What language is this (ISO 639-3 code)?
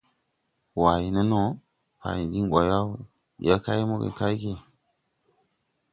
tui